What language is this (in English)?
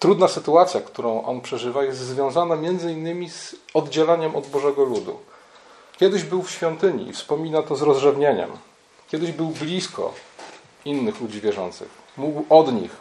Polish